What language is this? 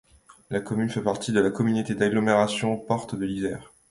French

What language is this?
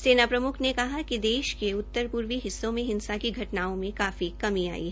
Hindi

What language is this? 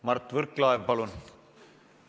Estonian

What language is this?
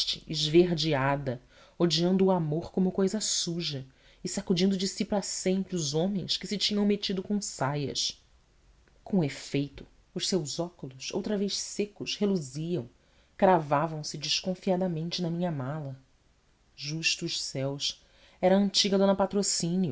Portuguese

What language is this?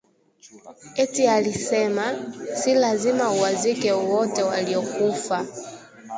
Swahili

